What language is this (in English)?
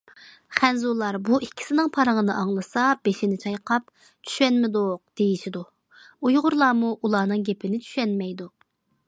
Uyghur